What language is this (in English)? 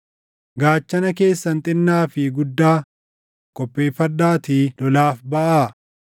Oromo